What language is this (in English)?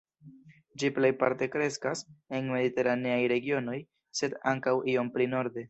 Esperanto